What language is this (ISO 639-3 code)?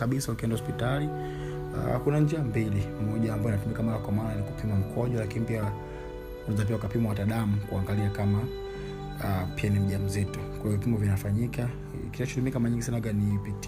swa